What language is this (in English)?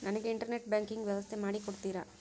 Kannada